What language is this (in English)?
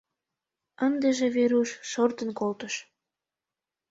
Mari